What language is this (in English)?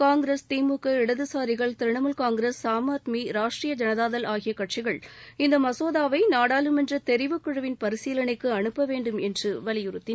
Tamil